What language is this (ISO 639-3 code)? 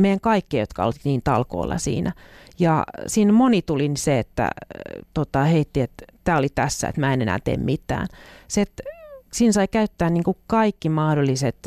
fin